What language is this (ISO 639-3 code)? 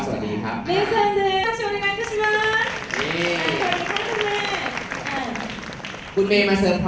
tha